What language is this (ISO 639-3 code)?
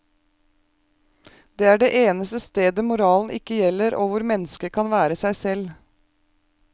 nor